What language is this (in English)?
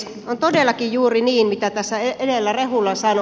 Finnish